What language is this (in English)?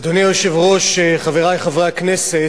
Hebrew